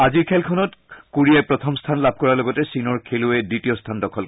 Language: Assamese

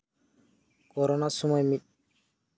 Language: Santali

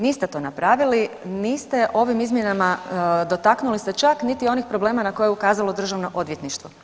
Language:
Croatian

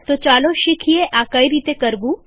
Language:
Gujarati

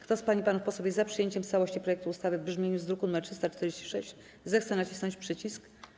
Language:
Polish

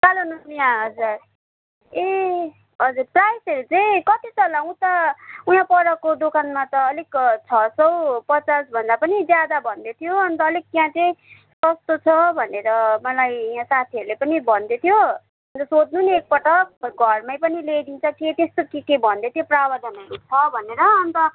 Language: Nepali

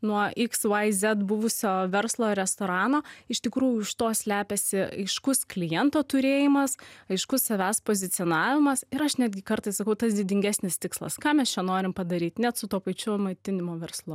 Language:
Lithuanian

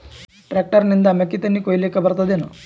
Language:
Kannada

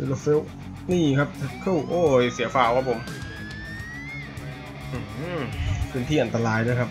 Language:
Thai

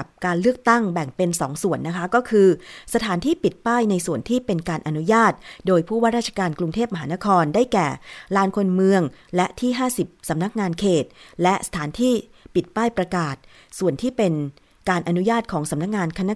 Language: Thai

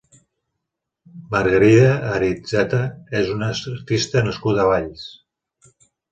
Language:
Catalan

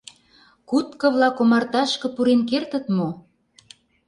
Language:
Mari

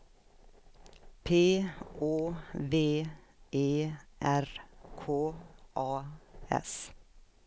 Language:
Swedish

